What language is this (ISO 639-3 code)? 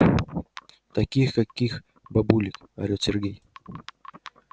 rus